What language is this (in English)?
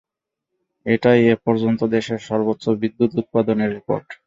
Bangla